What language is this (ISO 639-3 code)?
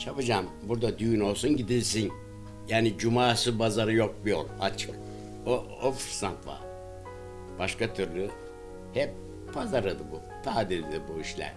tur